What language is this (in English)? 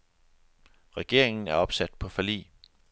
Danish